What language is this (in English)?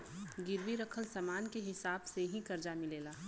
Bhojpuri